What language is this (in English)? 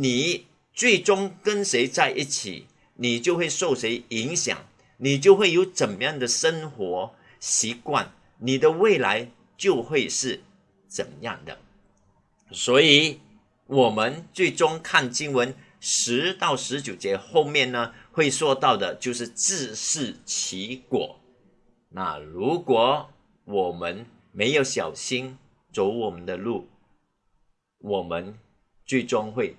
Chinese